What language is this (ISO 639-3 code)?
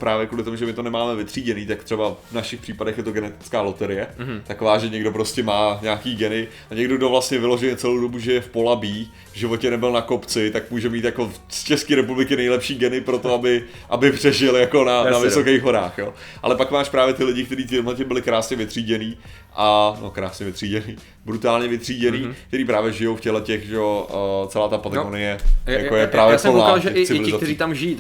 ces